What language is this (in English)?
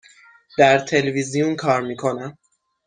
Persian